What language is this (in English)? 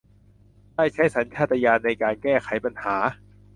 Thai